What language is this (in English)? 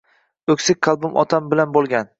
Uzbek